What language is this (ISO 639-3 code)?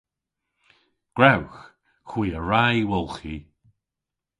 cor